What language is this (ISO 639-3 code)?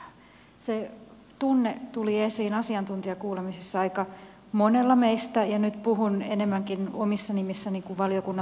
fin